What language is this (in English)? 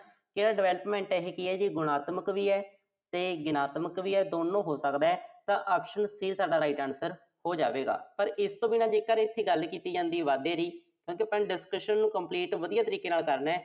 Punjabi